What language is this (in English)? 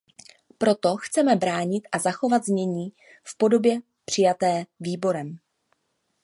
Czech